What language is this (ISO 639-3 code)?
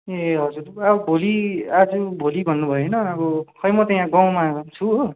nep